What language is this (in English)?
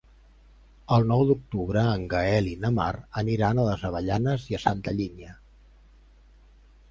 Catalan